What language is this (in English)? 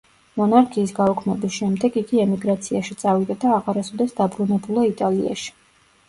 Georgian